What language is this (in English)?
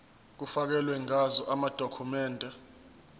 Zulu